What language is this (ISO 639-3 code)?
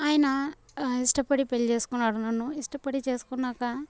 tel